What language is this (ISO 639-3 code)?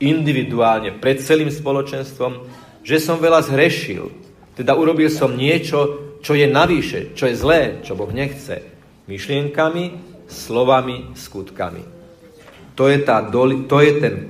slk